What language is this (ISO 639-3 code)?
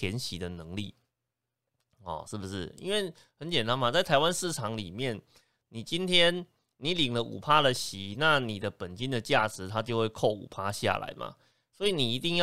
zho